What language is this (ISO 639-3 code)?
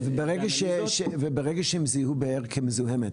heb